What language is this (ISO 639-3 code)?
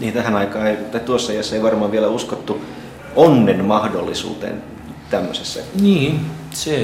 fin